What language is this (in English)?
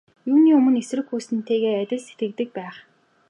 Mongolian